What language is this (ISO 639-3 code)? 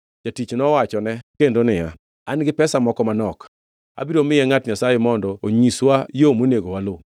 luo